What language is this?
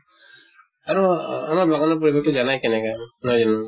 Assamese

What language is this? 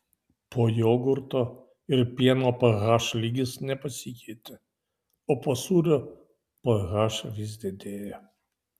Lithuanian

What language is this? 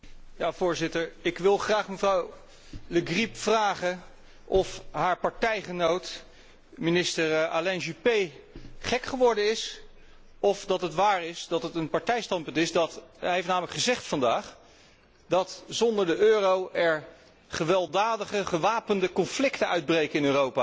Dutch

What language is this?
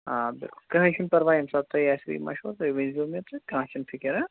Kashmiri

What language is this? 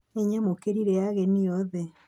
Kikuyu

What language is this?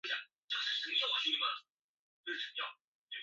Chinese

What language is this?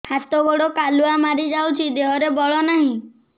Odia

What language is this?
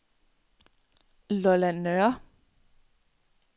Danish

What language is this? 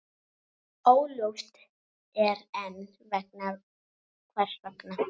Icelandic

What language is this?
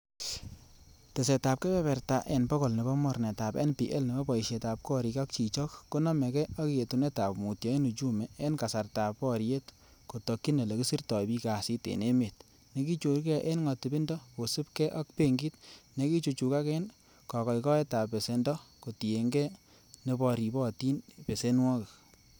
Kalenjin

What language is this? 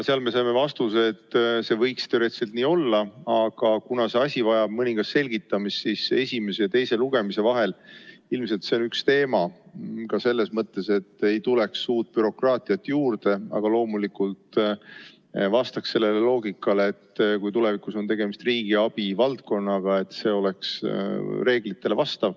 Estonian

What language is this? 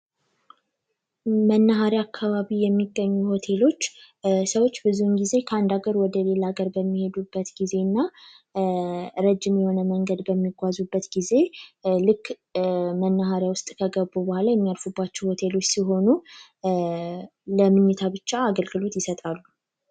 Amharic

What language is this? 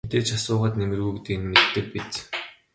Mongolian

